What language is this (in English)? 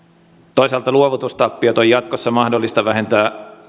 Finnish